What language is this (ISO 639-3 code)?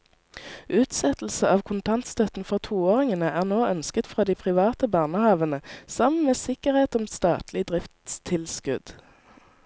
nor